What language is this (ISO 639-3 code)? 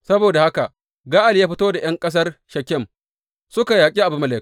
hau